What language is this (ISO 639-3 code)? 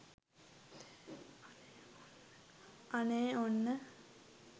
sin